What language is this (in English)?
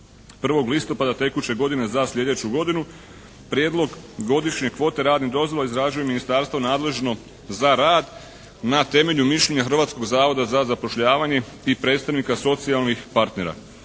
Croatian